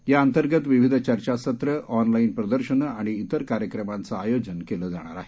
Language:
Marathi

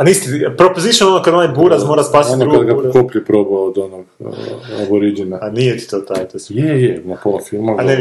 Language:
Croatian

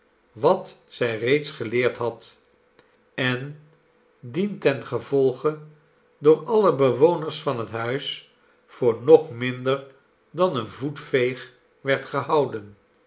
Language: Dutch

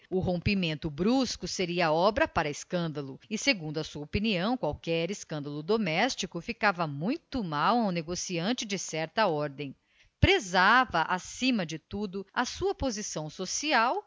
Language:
Portuguese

